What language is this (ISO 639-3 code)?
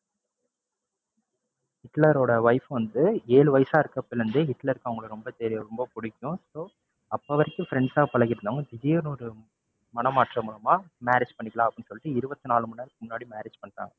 tam